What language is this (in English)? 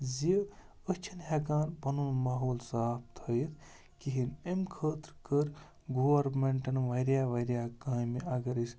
Kashmiri